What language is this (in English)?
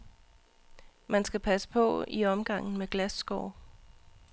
Danish